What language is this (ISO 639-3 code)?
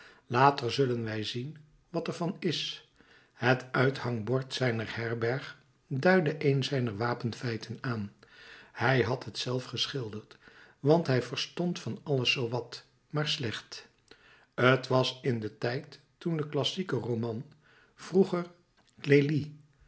nld